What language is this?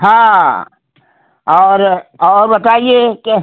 Hindi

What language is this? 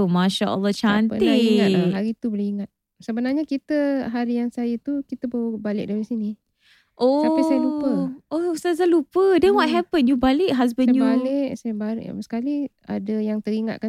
Malay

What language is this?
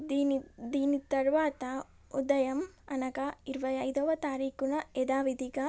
Telugu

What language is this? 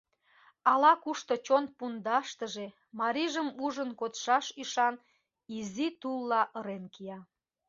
Mari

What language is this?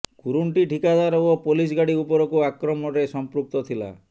Odia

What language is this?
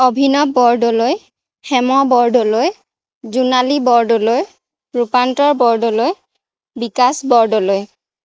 Assamese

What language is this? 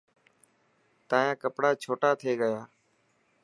Dhatki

